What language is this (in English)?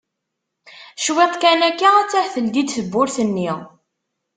Kabyle